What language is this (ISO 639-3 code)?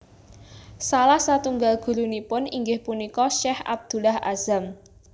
jav